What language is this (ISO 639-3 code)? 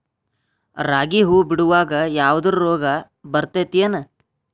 kan